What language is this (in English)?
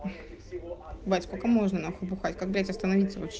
Russian